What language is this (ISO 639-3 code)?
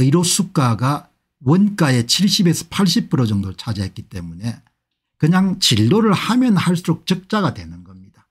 kor